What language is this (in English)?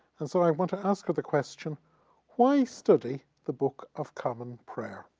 English